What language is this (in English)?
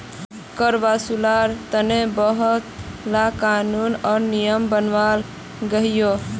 Magahi